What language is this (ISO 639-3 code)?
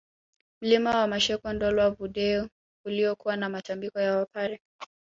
swa